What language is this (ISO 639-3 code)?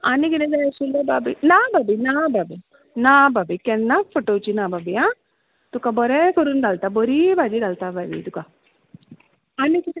kok